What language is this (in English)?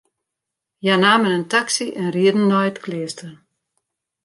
Western Frisian